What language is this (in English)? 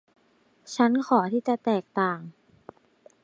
Thai